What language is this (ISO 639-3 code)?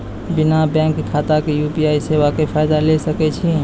mai